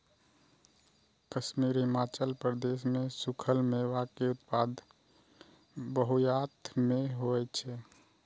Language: Maithili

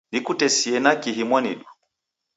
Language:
Taita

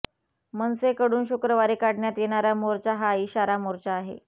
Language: Marathi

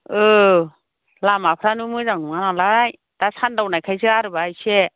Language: Bodo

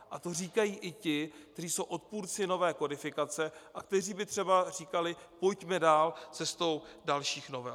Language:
Czech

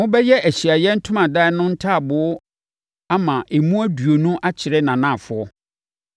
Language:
Akan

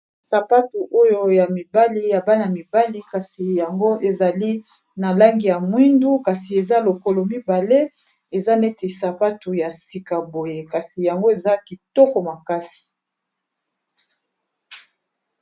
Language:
Lingala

